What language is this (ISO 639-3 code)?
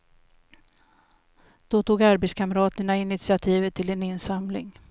swe